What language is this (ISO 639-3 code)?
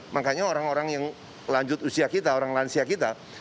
ind